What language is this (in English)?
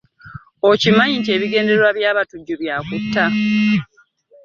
Ganda